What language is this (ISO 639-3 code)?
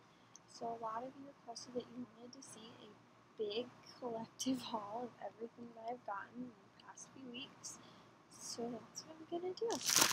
eng